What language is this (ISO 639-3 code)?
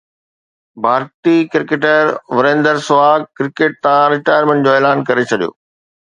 snd